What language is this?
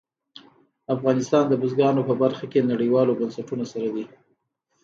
Pashto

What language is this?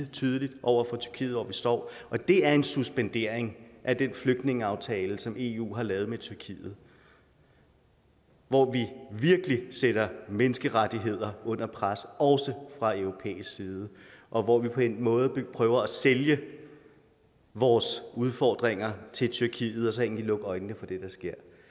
Danish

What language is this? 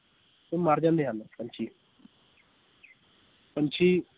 Punjabi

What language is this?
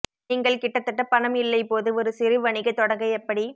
Tamil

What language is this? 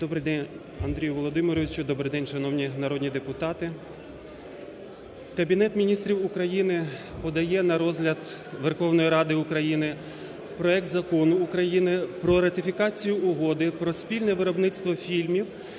Ukrainian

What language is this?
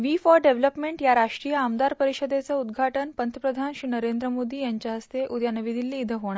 Marathi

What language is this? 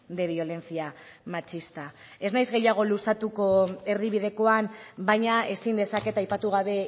Basque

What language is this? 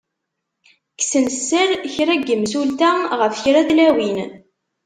Kabyle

